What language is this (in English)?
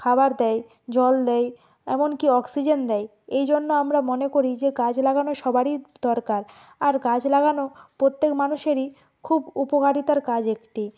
Bangla